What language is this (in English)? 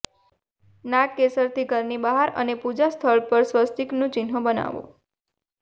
Gujarati